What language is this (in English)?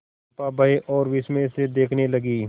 Hindi